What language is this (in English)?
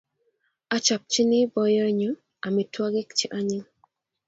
Kalenjin